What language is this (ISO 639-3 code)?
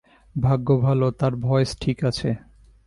ben